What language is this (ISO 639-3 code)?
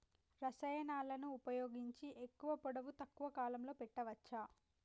tel